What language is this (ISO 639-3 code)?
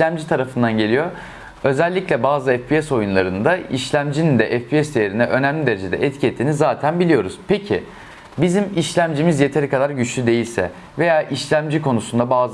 tur